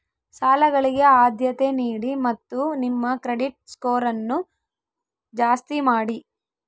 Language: Kannada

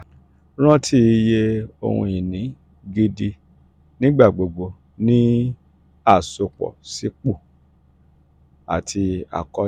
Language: Yoruba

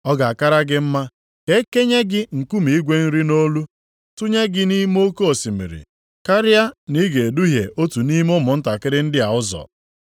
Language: Igbo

